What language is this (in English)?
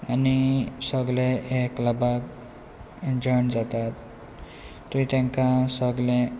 Konkani